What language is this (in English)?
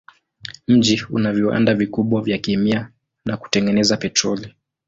Swahili